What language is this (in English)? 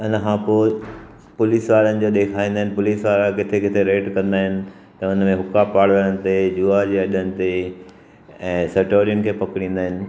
Sindhi